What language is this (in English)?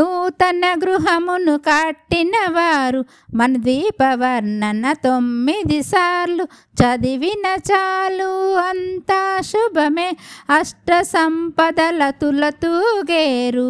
Telugu